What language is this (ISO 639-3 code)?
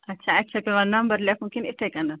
kas